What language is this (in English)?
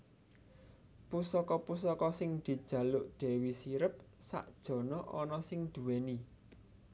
Javanese